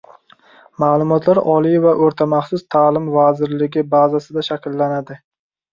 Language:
Uzbek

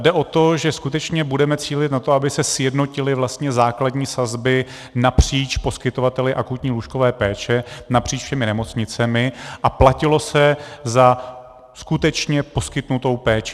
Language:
Czech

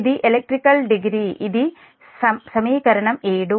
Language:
Telugu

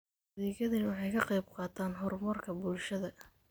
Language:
Somali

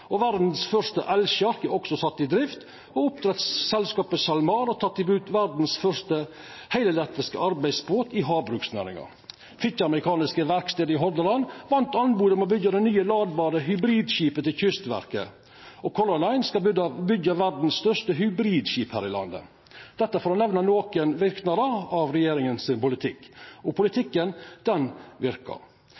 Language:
Norwegian Nynorsk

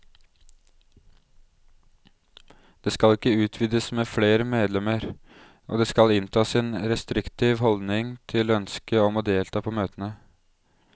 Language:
Norwegian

